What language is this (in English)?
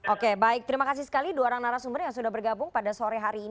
Indonesian